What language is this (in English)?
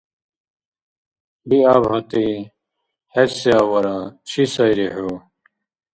Dargwa